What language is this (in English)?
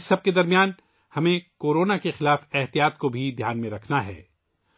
Urdu